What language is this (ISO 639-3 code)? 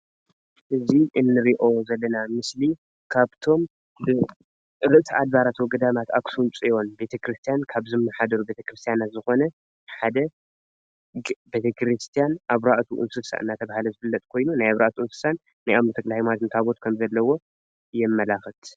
tir